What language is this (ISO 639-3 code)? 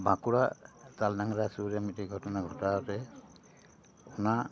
sat